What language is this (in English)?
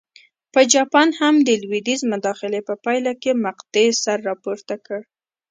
Pashto